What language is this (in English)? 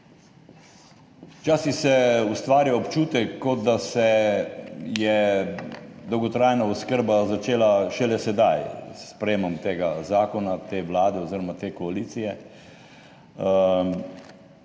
Slovenian